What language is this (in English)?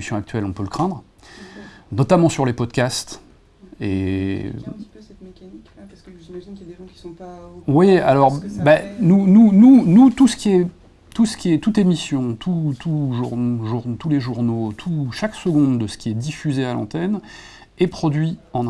French